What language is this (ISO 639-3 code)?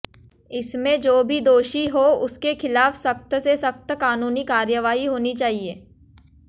hin